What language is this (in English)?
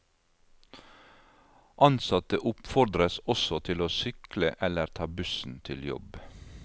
Norwegian